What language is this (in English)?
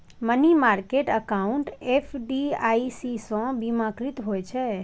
Maithili